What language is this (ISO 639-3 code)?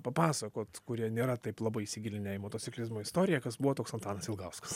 lit